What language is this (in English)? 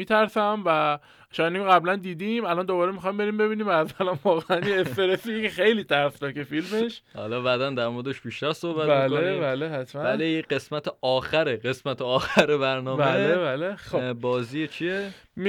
Persian